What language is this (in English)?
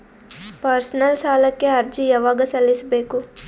Kannada